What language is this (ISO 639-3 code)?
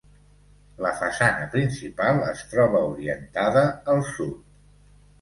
cat